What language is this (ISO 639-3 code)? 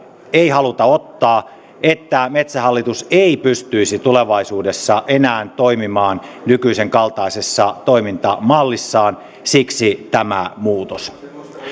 fin